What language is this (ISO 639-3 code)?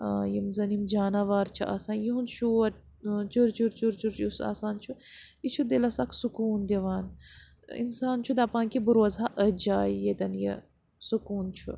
kas